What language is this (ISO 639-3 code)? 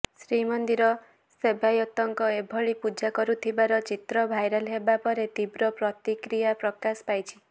ori